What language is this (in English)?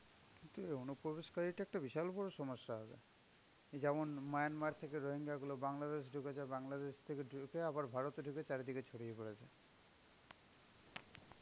Bangla